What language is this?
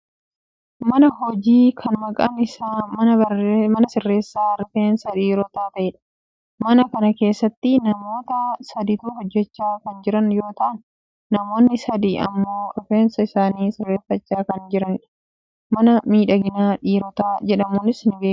Oromo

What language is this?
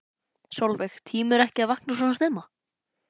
Icelandic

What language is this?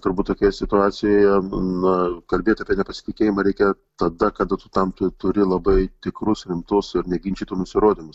Lithuanian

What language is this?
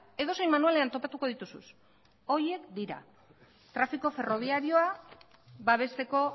Basque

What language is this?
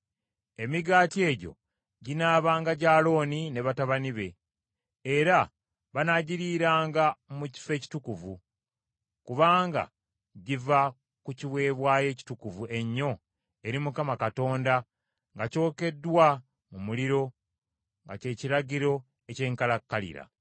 Ganda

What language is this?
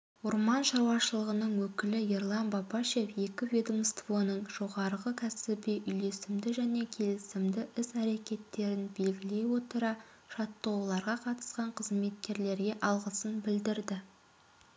Kazakh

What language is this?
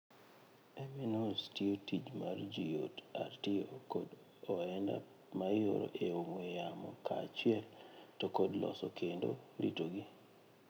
Luo (Kenya and Tanzania)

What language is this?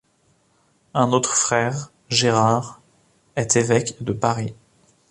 French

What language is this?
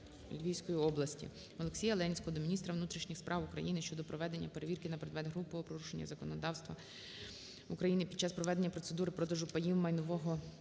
Ukrainian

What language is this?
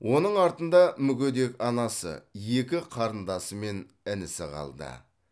Kazakh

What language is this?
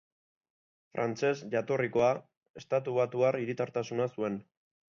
Basque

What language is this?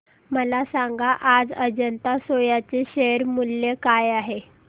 Marathi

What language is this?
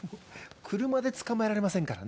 Japanese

